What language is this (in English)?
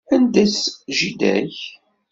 Kabyle